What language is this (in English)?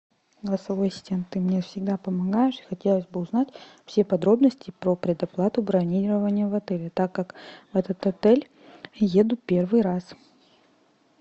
Russian